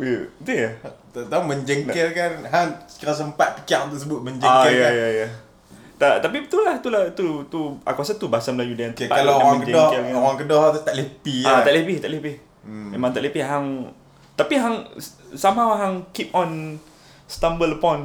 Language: Malay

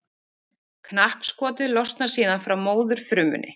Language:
Icelandic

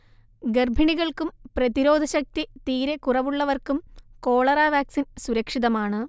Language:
Malayalam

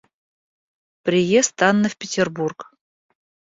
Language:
Russian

